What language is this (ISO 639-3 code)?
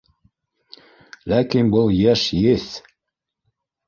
bak